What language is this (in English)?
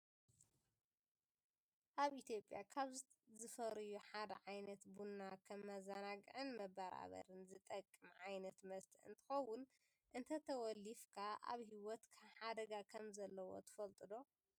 Tigrinya